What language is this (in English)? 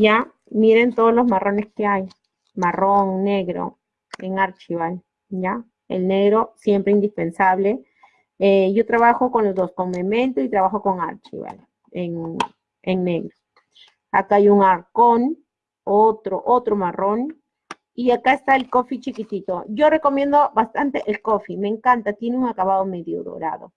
Spanish